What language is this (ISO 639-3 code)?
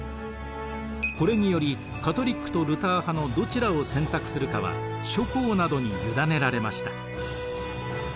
jpn